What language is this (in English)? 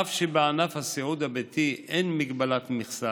Hebrew